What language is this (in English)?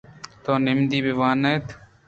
Eastern Balochi